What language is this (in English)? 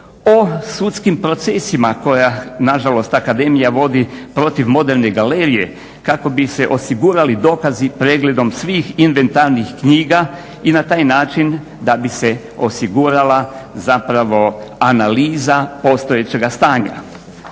Croatian